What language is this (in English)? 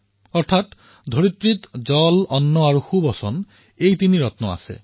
Assamese